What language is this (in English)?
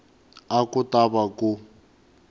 Tsonga